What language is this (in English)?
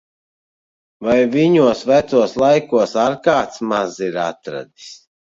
Latvian